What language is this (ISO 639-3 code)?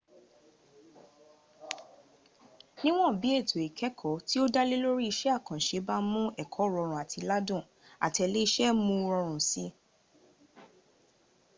yor